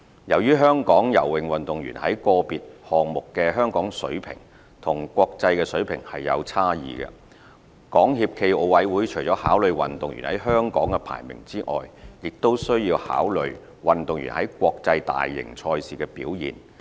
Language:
Cantonese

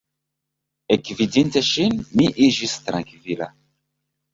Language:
Esperanto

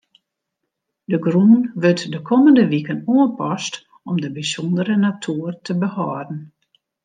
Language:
Western Frisian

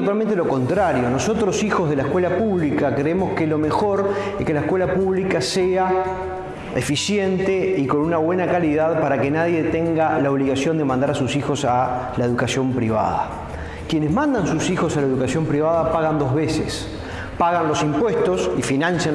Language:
Spanish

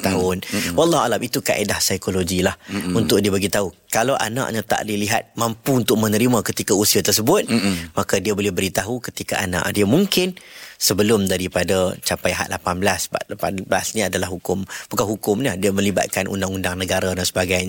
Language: Malay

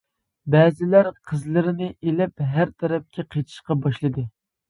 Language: Uyghur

